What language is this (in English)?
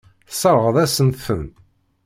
Kabyle